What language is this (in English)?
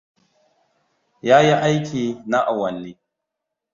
Hausa